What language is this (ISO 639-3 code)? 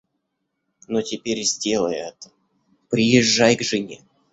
rus